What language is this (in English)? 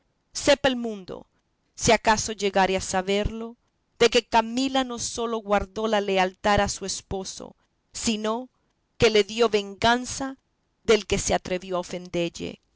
Spanish